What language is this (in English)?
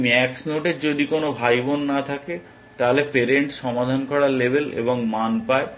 Bangla